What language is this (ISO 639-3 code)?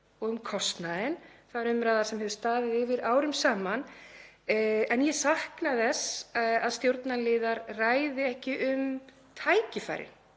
isl